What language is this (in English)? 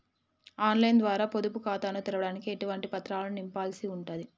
Telugu